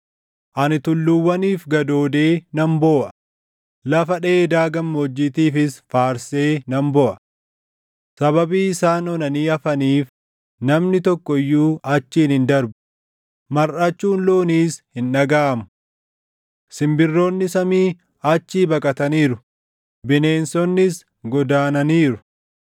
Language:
Oromo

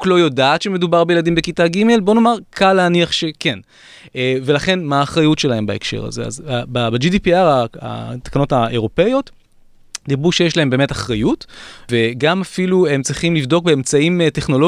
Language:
Hebrew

